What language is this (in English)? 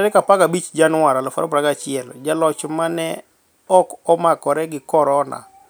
Luo (Kenya and Tanzania)